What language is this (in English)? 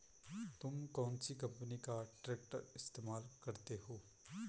Hindi